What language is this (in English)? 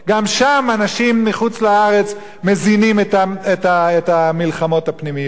Hebrew